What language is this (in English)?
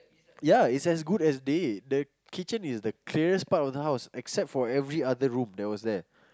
English